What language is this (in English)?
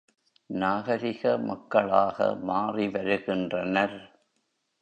Tamil